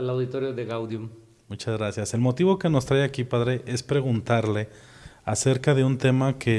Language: Spanish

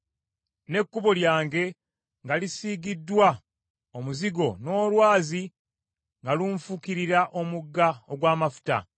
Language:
Ganda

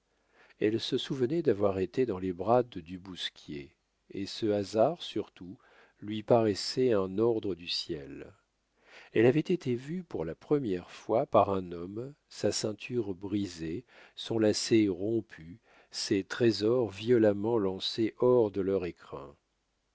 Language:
French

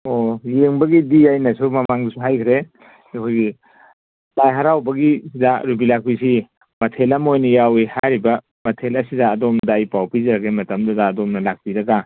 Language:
Manipuri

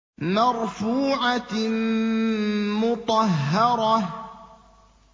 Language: Arabic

